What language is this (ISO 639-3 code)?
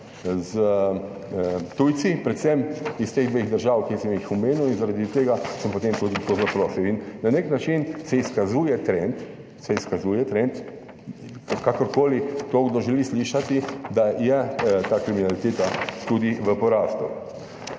slv